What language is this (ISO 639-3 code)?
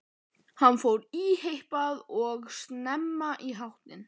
isl